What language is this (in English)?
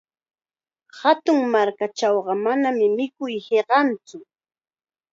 Chiquián Ancash Quechua